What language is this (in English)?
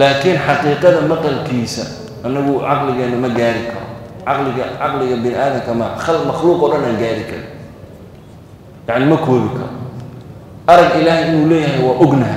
Arabic